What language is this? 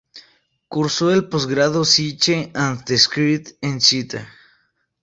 Spanish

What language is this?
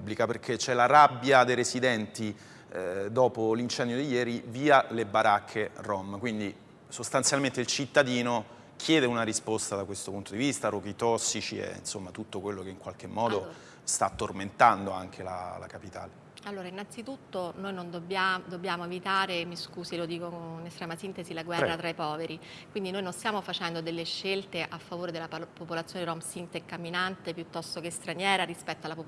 Italian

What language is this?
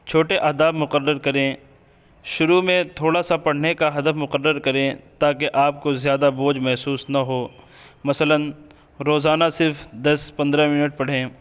Urdu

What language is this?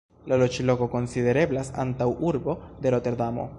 Esperanto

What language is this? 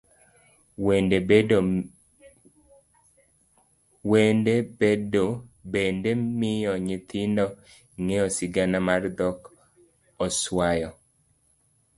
Luo (Kenya and Tanzania)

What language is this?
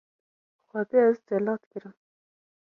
Kurdish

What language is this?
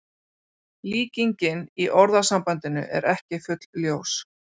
Icelandic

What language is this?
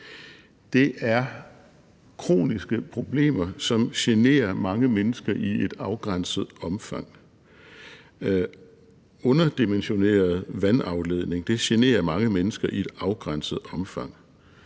Danish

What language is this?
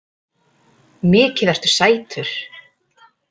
Icelandic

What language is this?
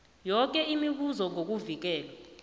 South Ndebele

